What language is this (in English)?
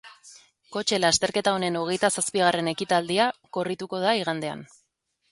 Basque